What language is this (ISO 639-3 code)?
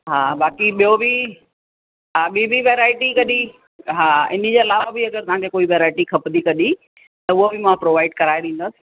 snd